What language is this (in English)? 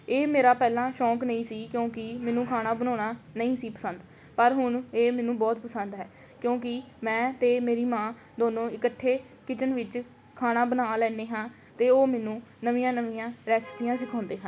Punjabi